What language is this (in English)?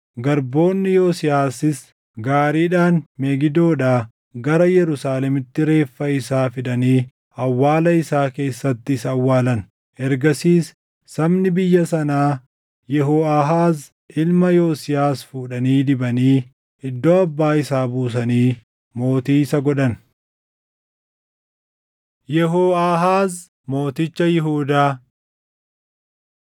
Oromo